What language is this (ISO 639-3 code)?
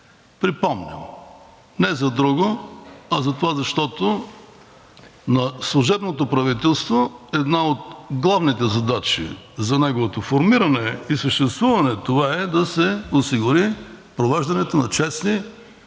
bul